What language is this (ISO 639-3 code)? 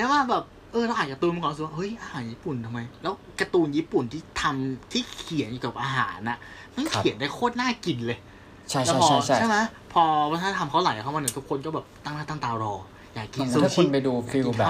tha